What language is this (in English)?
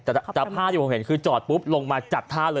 Thai